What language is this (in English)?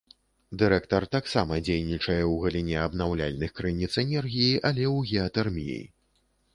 Belarusian